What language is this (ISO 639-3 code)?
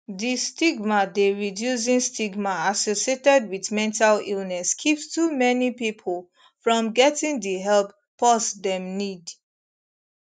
pcm